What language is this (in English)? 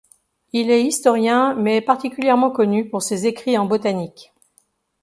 French